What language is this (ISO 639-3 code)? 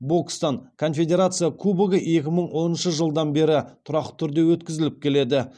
kaz